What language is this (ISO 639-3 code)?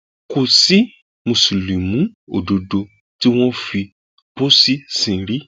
yor